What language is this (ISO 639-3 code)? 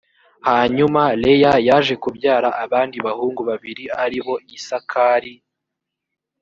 kin